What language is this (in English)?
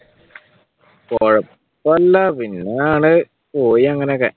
Malayalam